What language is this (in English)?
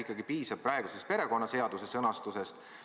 Estonian